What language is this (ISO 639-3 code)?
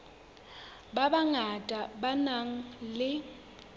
sot